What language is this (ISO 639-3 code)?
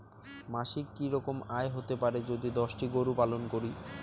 ben